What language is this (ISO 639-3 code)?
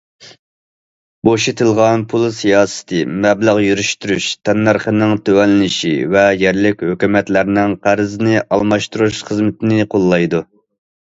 uig